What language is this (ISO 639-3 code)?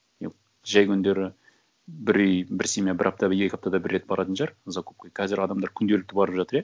kaz